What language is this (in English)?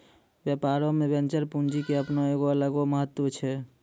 Maithili